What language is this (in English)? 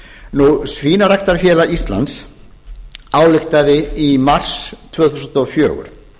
Icelandic